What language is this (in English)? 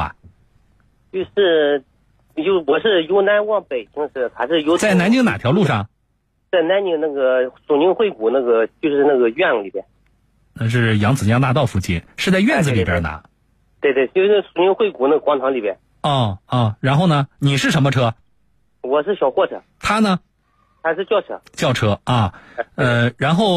Chinese